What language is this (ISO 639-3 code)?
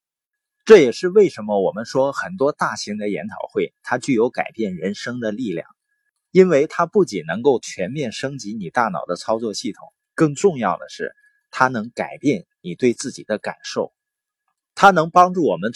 zho